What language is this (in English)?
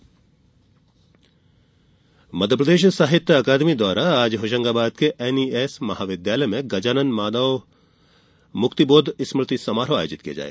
Hindi